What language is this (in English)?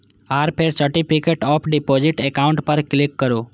Maithili